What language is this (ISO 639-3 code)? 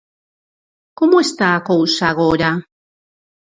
glg